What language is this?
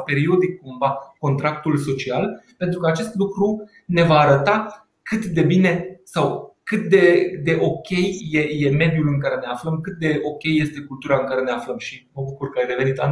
Romanian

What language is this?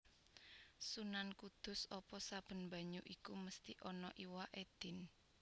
Javanese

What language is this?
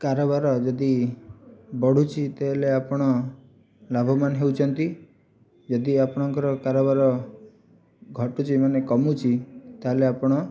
Odia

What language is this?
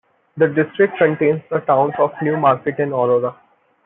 English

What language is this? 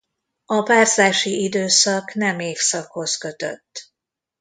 Hungarian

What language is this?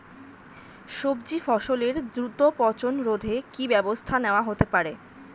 Bangla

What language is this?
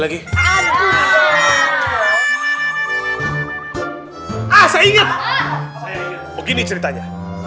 Indonesian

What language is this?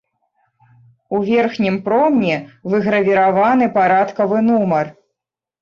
Belarusian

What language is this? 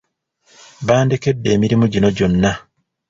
Ganda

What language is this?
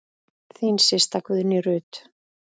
Icelandic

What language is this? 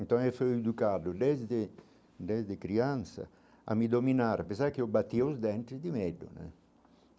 Portuguese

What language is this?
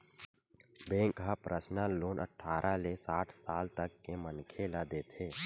Chhattisgarhi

